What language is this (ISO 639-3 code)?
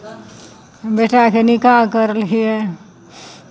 mai